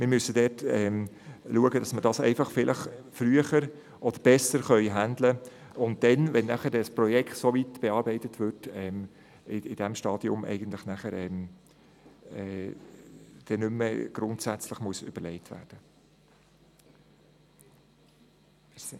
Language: Swiss German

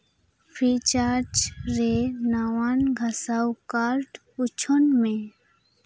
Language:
Santali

